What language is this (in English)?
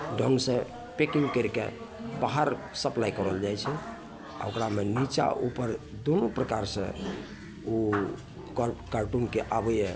Maithili